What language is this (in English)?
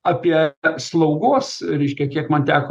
Lithuanian